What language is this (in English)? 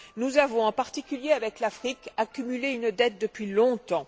French